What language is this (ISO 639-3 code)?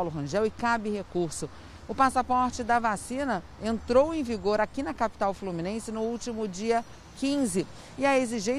por